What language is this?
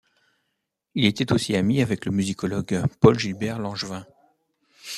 French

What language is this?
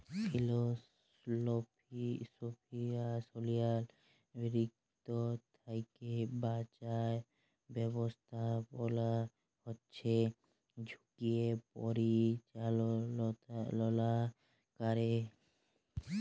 Bangla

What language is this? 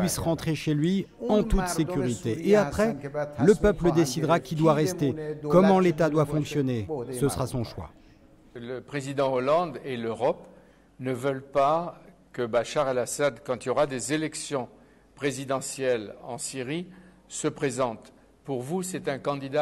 French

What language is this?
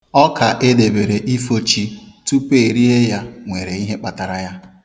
Igbo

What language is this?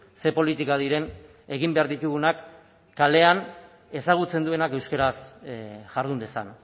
Basque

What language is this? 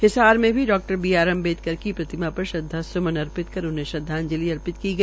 Hindi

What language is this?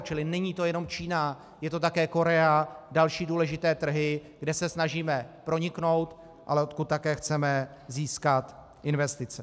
Czech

